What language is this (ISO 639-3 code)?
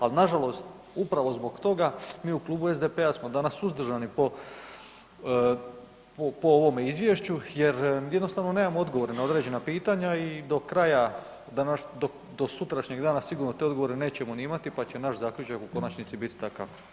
hrv